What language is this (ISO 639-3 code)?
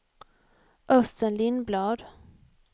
swe